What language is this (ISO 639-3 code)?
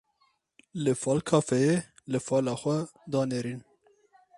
kur